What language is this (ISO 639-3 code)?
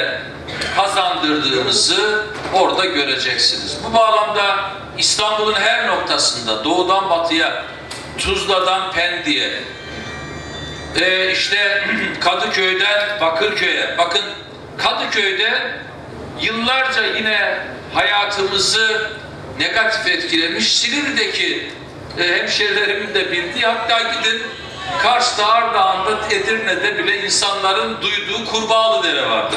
tur